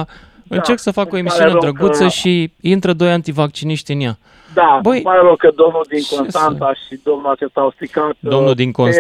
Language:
Romanian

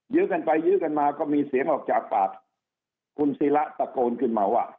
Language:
Thai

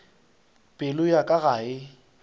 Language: Northern Sotho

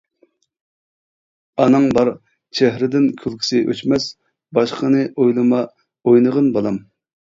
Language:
Uyghur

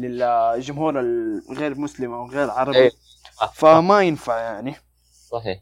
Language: Arabic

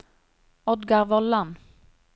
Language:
Norwegian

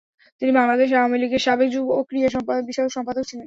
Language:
Bangla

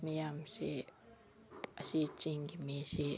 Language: Manipuri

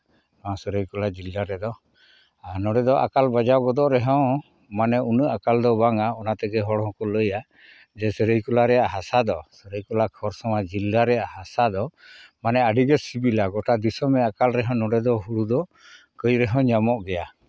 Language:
Santali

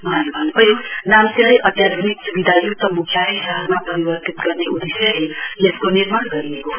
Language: Nepali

